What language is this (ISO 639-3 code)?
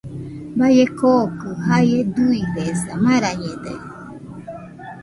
hux